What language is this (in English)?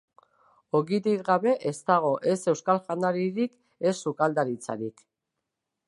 Basque